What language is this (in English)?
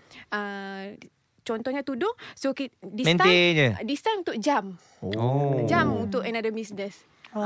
Malay